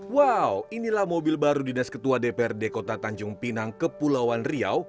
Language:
Indonesian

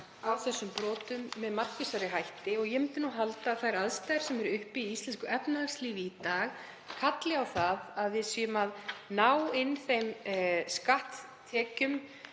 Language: Icelandic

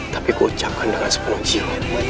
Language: Indonesian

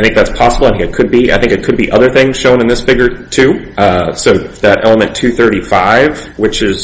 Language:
English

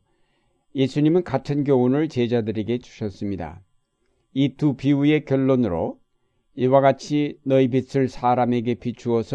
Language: Korean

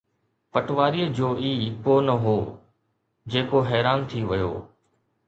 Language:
Sindhi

